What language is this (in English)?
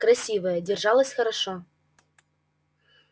Russian